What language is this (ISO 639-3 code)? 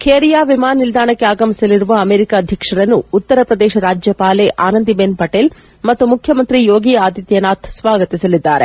kan